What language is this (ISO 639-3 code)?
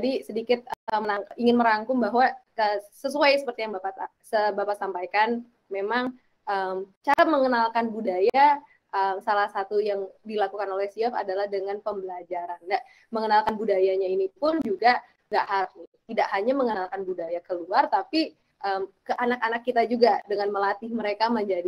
ind